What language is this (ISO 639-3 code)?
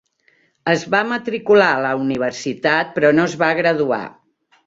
cat